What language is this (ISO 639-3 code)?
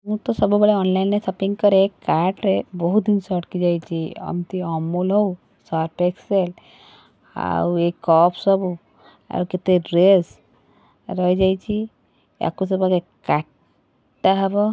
ori